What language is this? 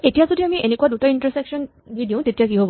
Assamese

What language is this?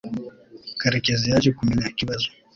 Kinyarwanda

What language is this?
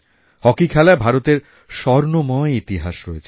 Bangla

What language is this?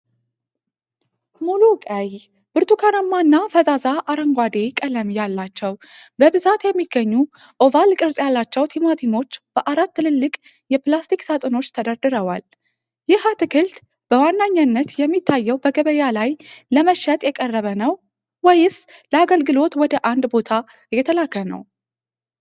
Amharic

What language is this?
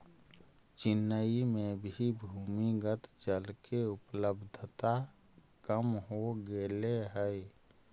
Magahi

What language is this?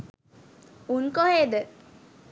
Sinhala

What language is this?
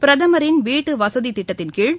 Tamil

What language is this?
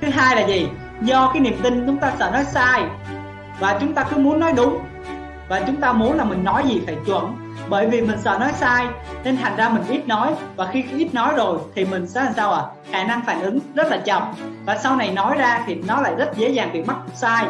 Vietnamese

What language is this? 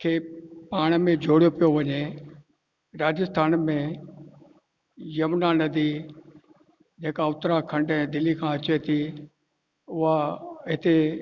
Sindhi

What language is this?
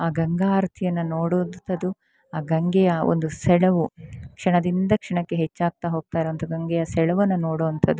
Kannada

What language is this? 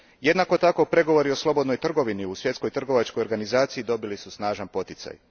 Croatian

